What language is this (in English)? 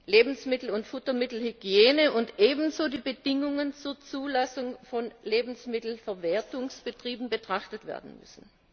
German